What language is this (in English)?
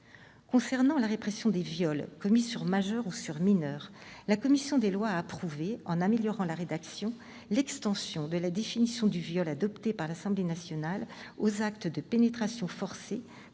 French